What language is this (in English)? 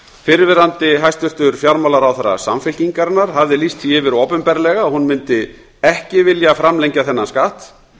Icelandic